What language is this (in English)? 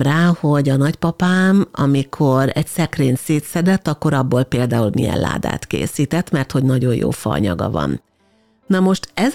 Hungarian